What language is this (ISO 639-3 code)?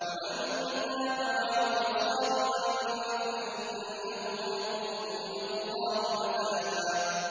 ara